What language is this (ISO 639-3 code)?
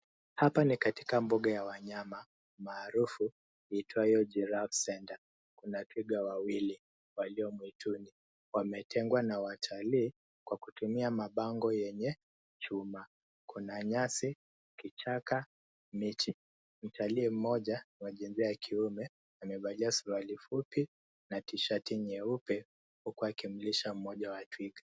swa